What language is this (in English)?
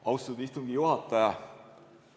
Estonian